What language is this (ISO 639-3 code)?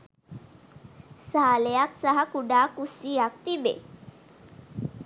sin